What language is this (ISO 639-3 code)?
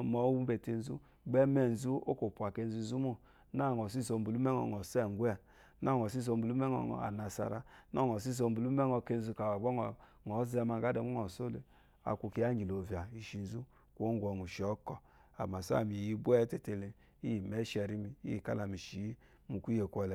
afo